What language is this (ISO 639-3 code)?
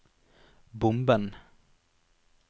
nor